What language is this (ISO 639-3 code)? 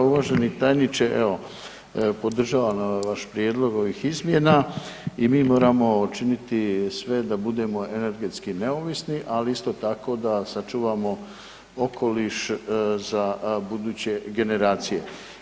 hrv